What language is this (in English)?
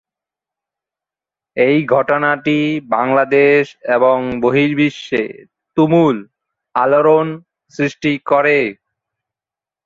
Bangla